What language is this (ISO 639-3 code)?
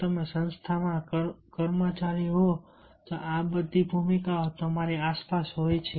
guj